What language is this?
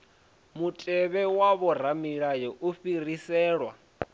Venda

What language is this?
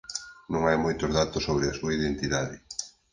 Galician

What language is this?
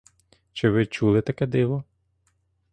Ukrainian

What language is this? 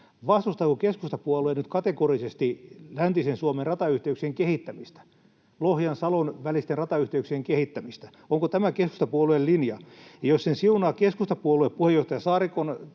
Finnish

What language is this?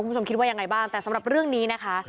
Thai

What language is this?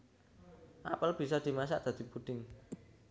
Javanese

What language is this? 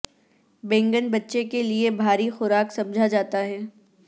Urdu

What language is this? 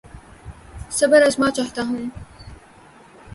Urdu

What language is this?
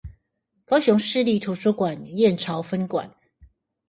Chinese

